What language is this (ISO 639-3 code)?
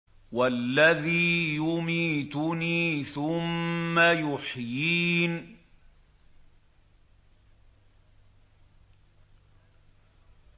ara